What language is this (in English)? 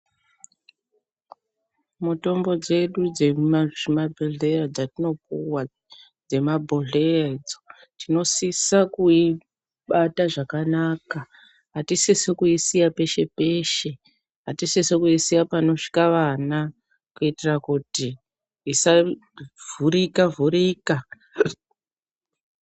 Ndau